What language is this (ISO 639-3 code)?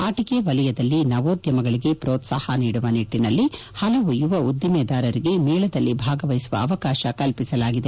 kan